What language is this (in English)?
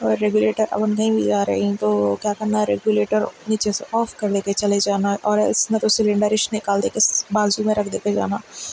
Urdu